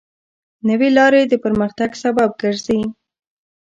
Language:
Pashto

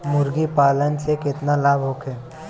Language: Bhojpuri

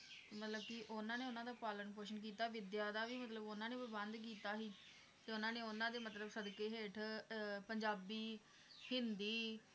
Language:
Punjabi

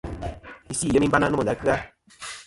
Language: Kom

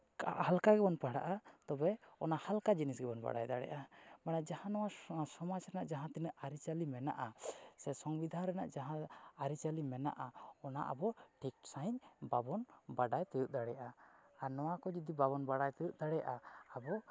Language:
Santali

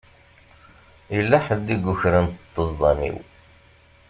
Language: Kabyle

